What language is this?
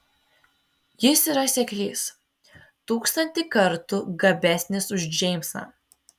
Lithuanian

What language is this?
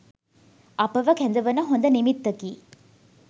Sinhala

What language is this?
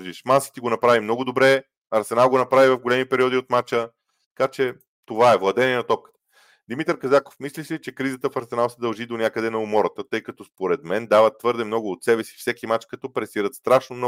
Bulgarian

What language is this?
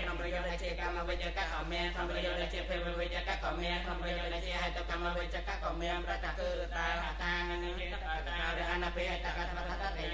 Spanish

